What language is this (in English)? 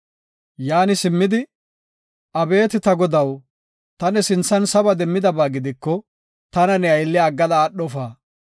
Gofa